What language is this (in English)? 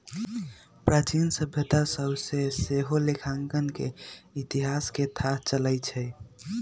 Magahi